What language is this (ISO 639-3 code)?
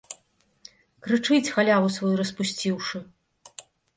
bel